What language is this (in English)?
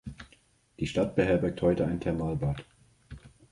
German